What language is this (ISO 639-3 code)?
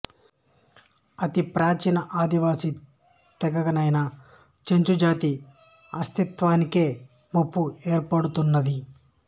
tel